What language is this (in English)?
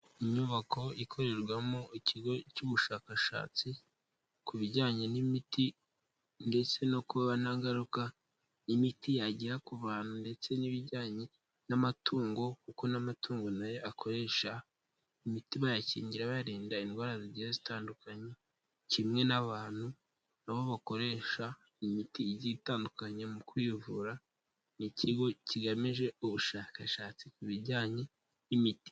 Kinyarwanda